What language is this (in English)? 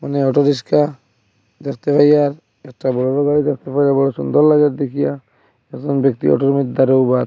Bangla